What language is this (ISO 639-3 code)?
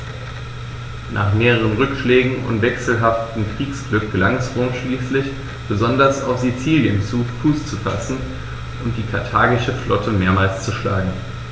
deu